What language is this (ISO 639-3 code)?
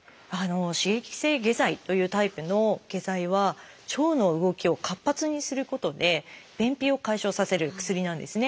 jpn